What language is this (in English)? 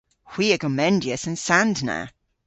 Cornish